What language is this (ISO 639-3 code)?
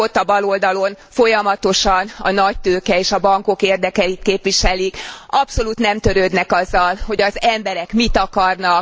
hun